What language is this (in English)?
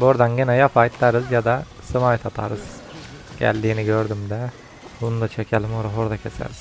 Turkish